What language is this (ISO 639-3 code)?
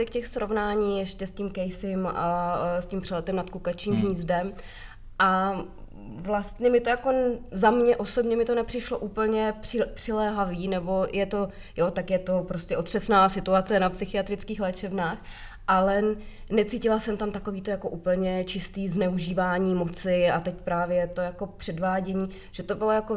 ces